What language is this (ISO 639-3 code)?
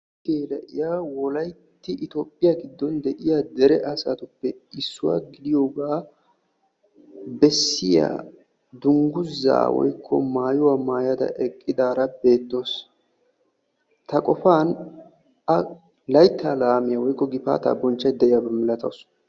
wal